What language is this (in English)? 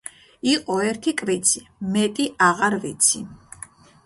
Georgian